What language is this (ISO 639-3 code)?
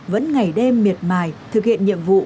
vie